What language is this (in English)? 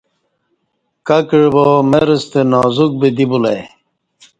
Kati